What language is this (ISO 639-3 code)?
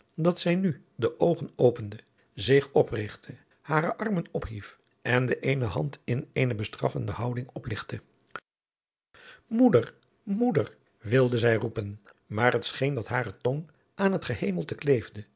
nld